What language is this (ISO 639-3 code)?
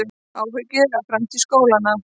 isl